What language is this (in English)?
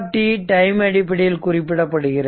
Tamil